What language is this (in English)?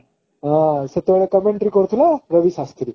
Odia